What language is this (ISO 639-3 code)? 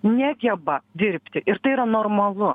lit